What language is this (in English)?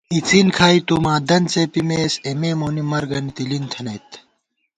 Gawar-Bati